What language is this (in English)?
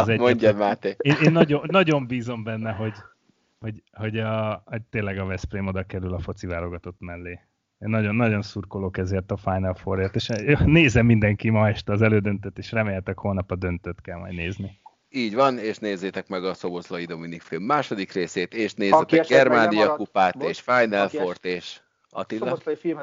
Hungarian